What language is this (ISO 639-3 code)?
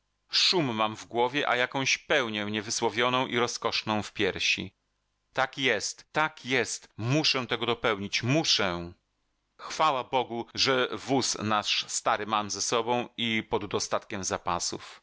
pol